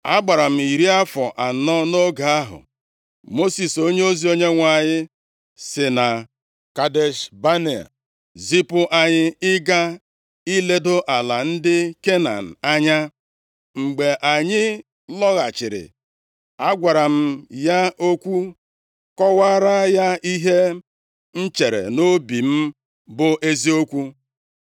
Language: Igbo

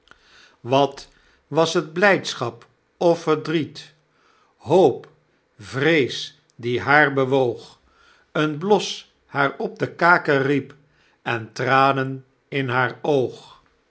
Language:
Dutch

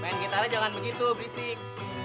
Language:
Indonesian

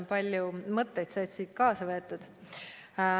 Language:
Estonian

